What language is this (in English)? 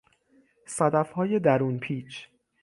Persian